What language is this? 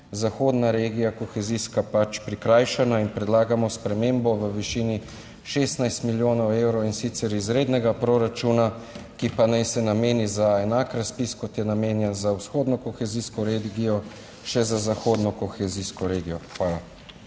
Slovenian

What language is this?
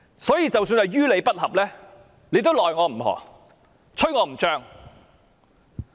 Cantonese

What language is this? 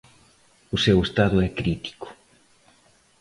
Galician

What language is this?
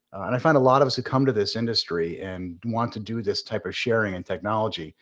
English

